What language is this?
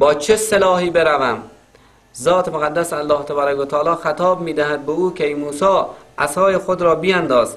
Persian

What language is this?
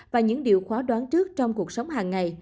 Vietnamese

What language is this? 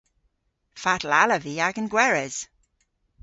Cornish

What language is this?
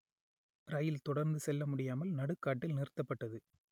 Tamil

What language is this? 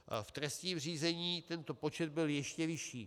Czech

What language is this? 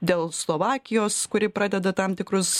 Lithuanian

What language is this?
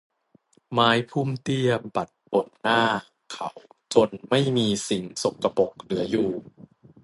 Thai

